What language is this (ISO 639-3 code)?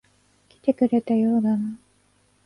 jpn